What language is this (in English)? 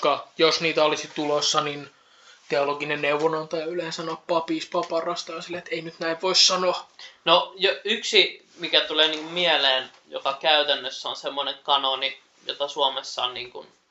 Finnish